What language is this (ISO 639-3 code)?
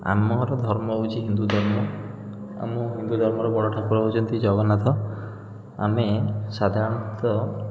ori